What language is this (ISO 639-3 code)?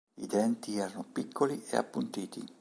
ita